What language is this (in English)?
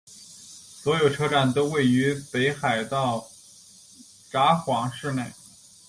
Chinese